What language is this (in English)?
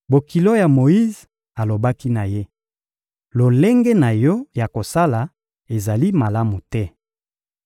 Lingala